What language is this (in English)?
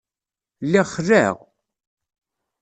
Kabyle